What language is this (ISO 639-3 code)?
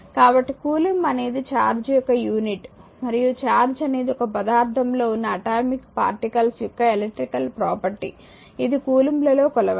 tel